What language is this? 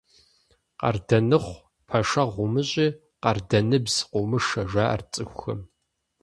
Kabardian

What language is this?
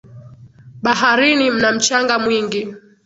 Swahili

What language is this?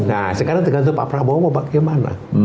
Indonesian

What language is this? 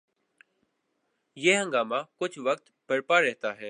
Urdu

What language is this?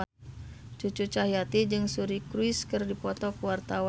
Sundanese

